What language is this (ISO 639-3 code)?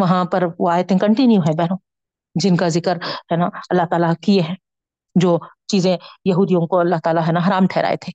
urd